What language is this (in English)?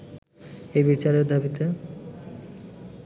Bangla